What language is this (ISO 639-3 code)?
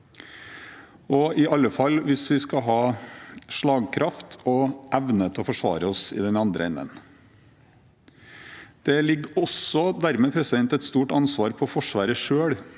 nor